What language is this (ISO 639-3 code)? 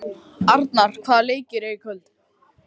isl